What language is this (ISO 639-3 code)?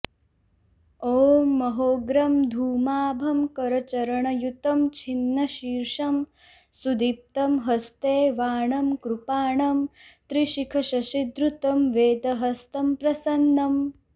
san